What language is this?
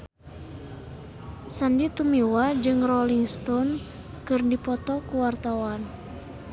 Sundanese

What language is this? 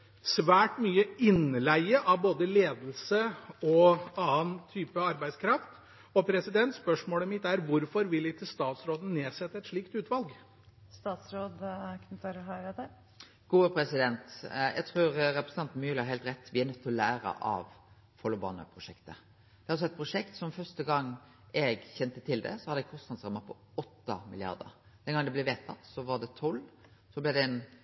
Norwegian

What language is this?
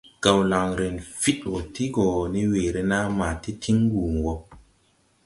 Tupuri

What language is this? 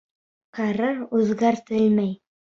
Bashkir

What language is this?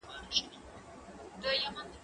Pashto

